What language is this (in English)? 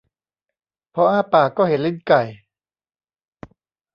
Thai